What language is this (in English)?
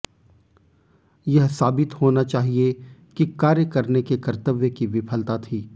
Hindi